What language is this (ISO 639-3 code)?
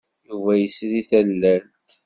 kab